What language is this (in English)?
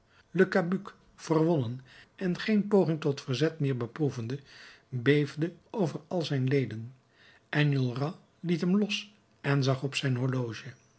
Dutch